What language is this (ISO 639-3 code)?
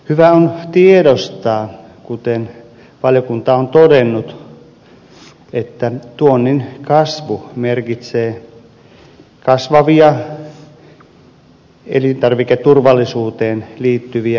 fin